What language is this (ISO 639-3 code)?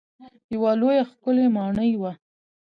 pus